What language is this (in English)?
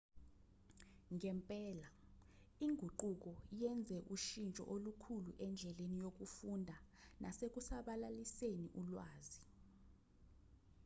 Zulu